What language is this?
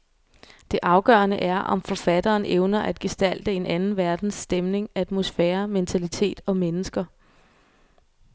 Danish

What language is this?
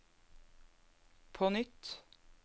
Norwegian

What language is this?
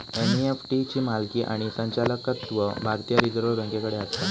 Marathi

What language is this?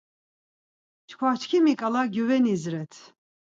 Laz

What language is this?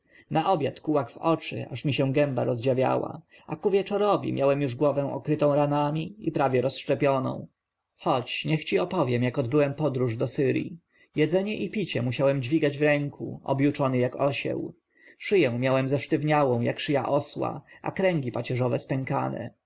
Polish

